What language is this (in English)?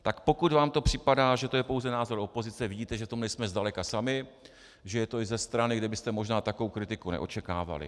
Czech